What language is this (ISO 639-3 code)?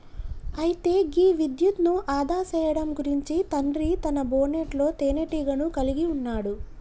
tel